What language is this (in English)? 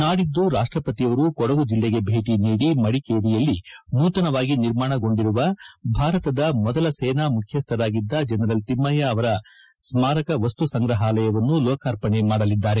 Kannada